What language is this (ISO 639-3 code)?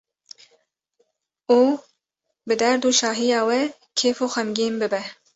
kur